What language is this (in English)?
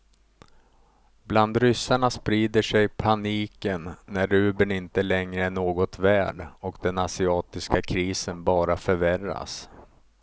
Swedish